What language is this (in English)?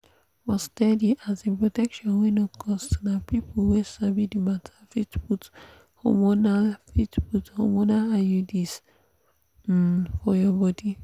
Nigerian Pidgin